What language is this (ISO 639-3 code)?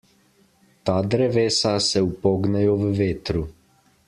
slv